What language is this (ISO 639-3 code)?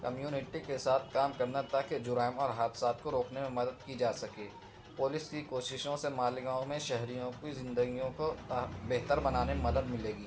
urd